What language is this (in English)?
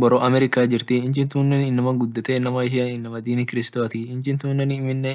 Orma